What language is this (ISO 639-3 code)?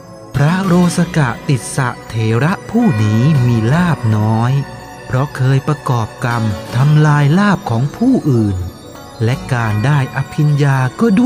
tha